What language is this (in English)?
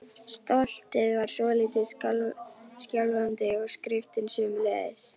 Icelandic